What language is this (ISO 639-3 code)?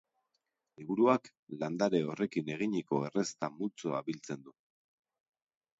eus